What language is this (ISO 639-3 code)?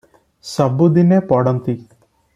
ori